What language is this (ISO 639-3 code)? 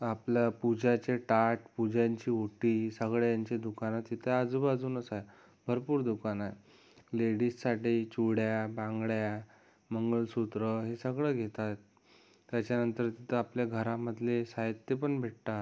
mar